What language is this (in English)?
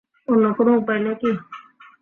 Bangla